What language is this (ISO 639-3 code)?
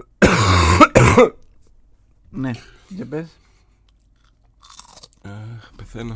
ell